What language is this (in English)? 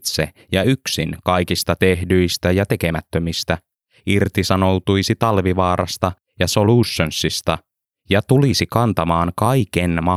Finnish